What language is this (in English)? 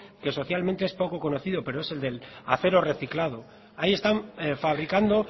Spanish